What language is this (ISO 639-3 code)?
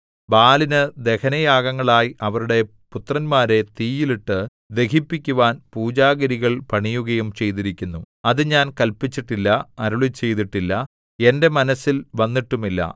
mal